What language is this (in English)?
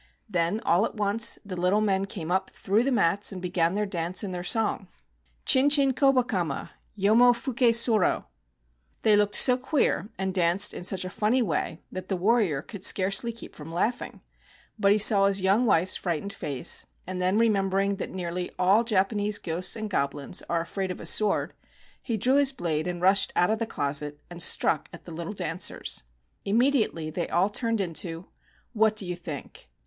English